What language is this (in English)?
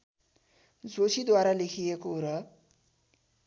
Nepali